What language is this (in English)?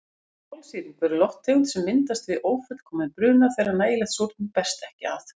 Icelandic